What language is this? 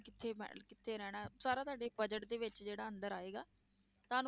Punjabi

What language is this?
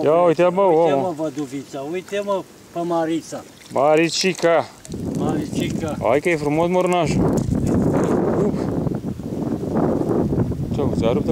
Romanian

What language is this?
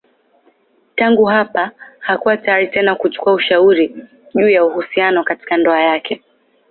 Swahili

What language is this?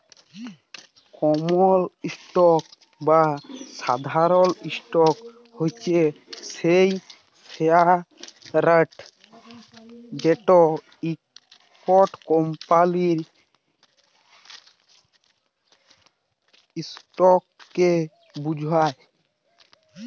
Bangla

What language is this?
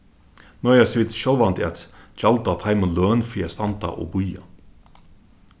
Faroese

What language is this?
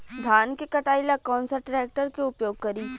Bhojpuri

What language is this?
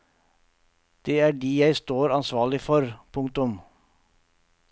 Norwegian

